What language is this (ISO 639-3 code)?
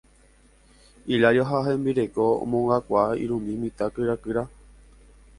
grn